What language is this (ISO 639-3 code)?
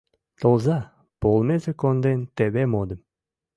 chm